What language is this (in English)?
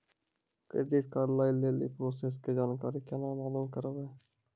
Maithili